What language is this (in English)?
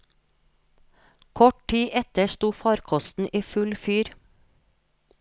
Norwegian